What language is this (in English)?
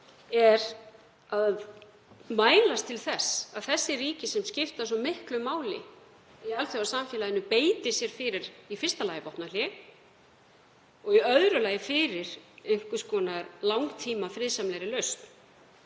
Icelandic